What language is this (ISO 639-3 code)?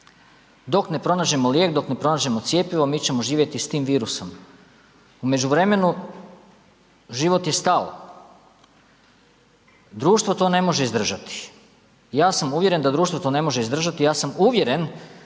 hrv